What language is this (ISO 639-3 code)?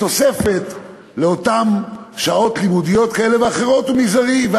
heb